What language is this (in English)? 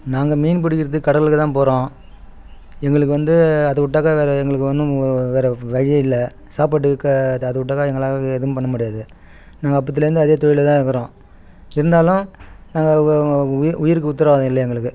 Tamil